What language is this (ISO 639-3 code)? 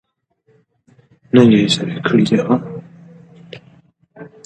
pus